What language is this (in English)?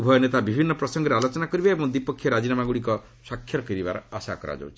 Odia